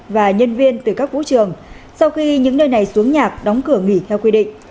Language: Vietnamese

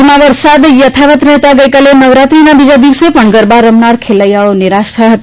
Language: Gujarati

